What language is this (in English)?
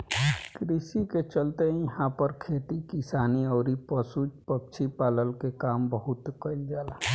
Bhojpuri